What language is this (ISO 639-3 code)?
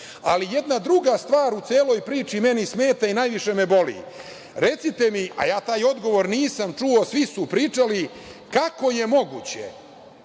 srp